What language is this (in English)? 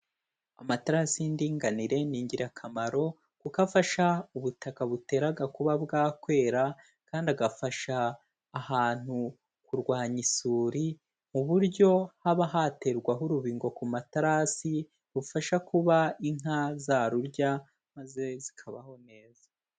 Kinyarwanda